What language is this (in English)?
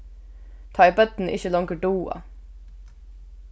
Faroese